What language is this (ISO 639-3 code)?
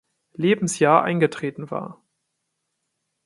deu